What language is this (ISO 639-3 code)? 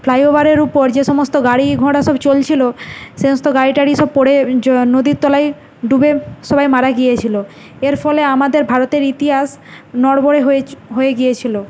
ben